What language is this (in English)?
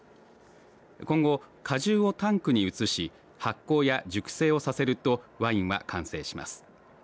Japanese